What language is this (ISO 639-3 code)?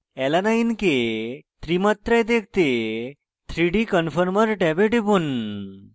ben